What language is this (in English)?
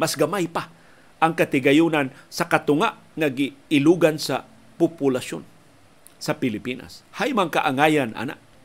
Filipino